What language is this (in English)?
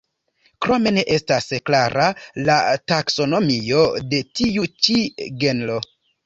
Esperanto